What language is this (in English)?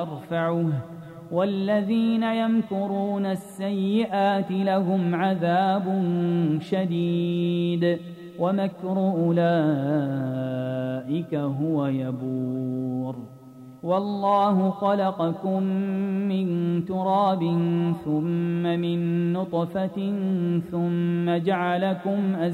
Arabic